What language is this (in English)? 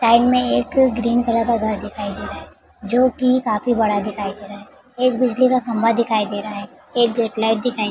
Hindi